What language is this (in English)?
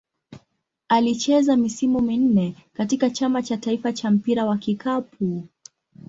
Swahili